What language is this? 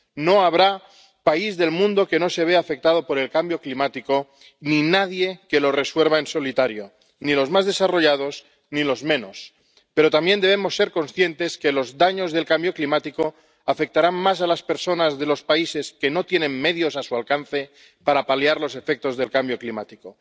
Spanish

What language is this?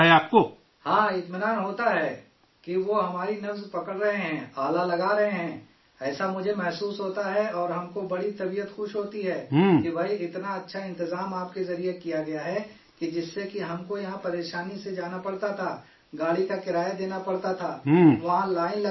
Urdu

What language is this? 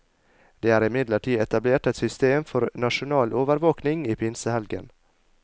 Norwegian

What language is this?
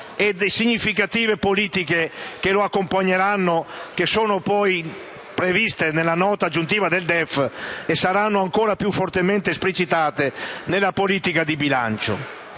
Italian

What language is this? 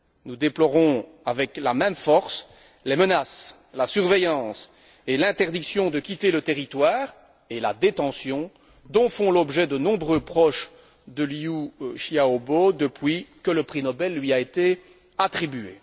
French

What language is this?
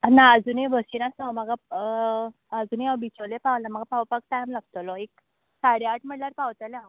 Konkani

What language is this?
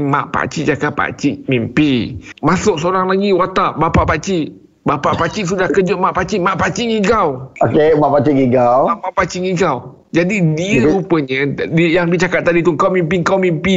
Malay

